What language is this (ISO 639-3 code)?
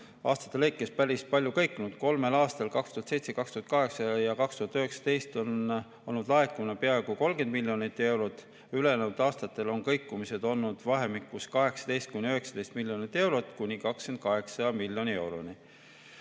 est